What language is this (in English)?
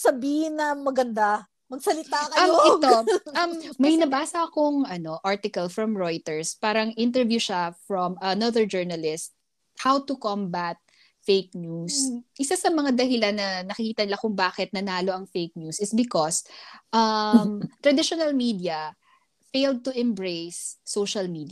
Filipino